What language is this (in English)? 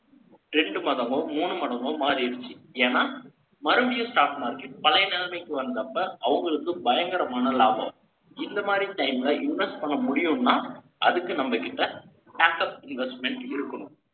Tamil